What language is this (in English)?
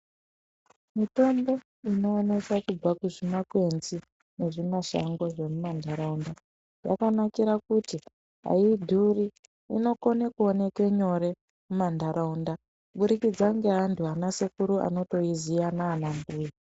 Ndau